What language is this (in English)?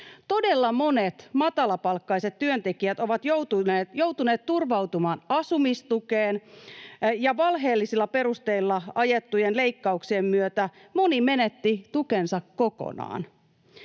Finnish